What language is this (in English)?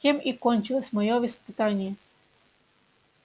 Russian